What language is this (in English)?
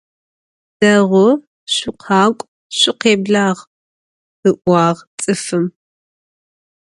Adyghe